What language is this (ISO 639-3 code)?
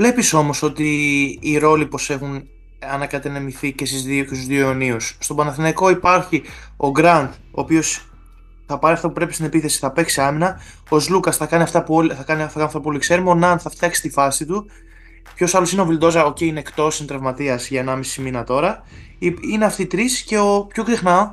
ell